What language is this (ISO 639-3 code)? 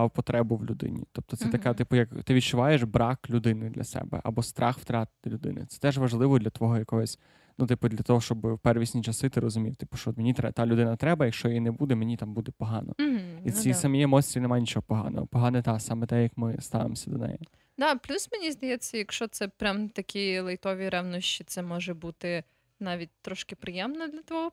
ukr